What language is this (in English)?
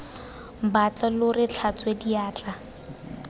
Tswana